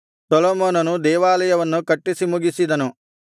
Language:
Kannada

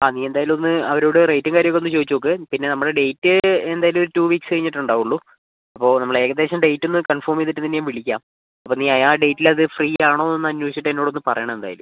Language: Malayalam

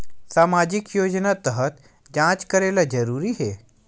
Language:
Chhattisgarhi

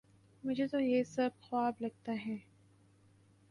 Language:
Urdu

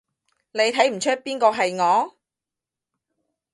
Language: Cantonese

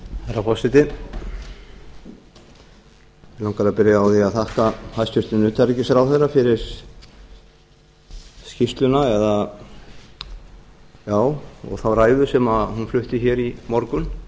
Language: Icelandic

